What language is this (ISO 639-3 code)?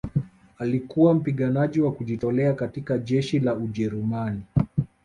swa